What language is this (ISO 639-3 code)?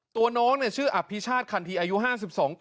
tha